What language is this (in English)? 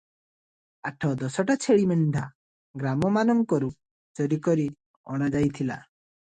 Odia